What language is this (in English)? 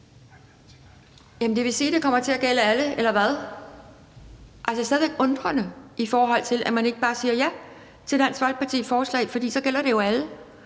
Danish